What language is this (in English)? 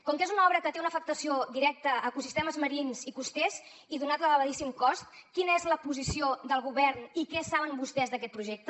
Catalan